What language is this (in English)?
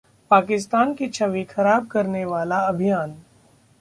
Hindi